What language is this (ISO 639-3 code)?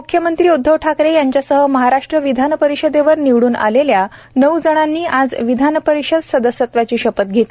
mar